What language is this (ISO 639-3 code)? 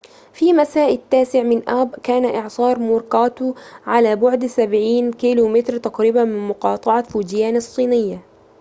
ara